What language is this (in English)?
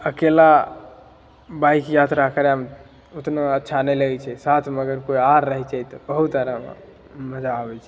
Maithili